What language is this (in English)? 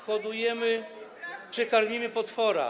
Polish